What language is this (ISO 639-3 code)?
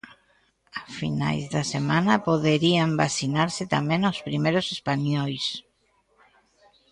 glg